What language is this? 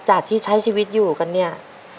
Thai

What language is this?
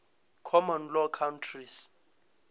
Northern Sotho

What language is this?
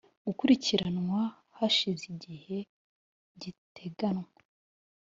Kinyarwanda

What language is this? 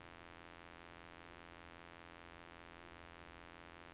Norwegian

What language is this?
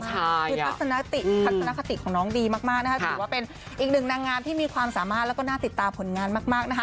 Thai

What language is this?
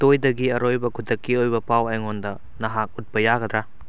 Manipuri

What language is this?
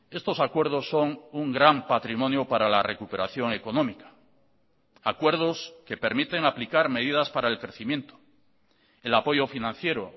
Spanish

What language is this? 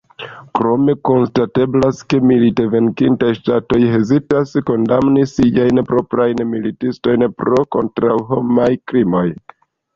Esperanto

